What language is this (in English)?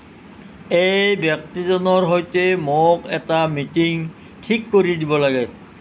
Assamese